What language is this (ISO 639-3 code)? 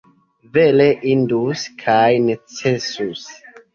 epo